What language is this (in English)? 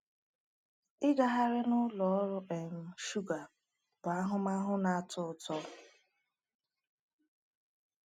Igbo